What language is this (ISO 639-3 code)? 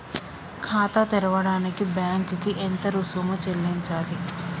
tel